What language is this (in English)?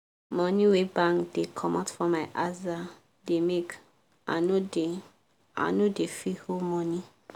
Nigerian Pidgin